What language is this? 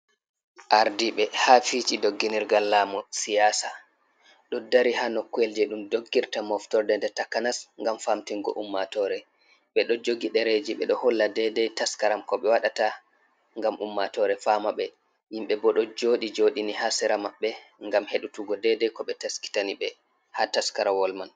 Fula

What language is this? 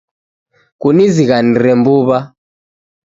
Taita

